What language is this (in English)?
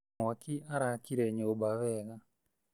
Kikuyu